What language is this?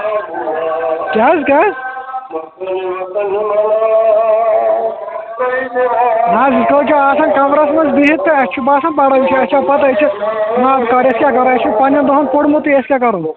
Kashmiri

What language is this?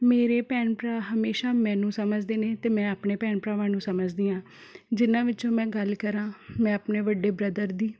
Punjabi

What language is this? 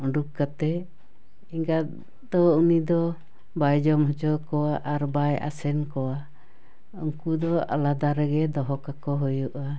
Santali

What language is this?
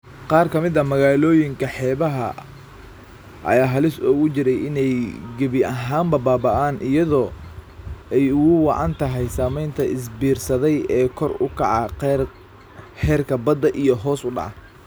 Somali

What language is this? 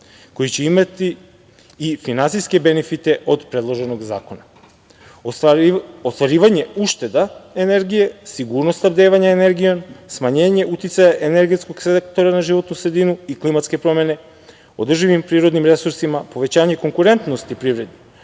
Serbian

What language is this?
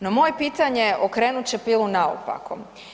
Croatian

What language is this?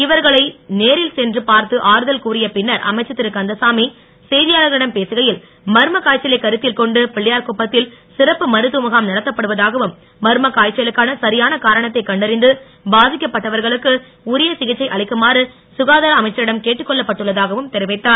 Tamil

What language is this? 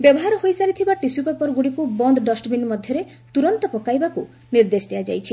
Odia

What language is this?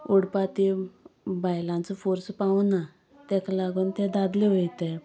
Konkani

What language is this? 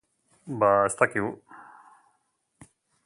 Basque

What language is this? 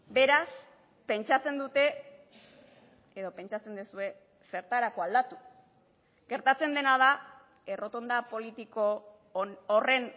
Basque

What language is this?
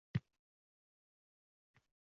Uzbek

